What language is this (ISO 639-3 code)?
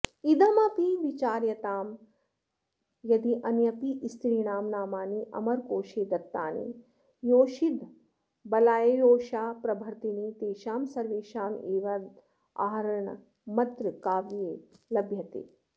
san